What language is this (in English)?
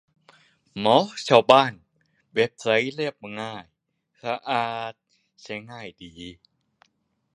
Thai